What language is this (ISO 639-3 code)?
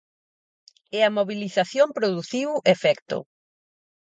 glg